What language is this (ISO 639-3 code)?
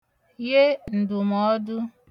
ibo